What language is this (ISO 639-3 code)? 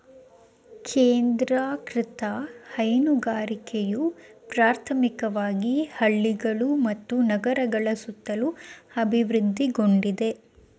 kan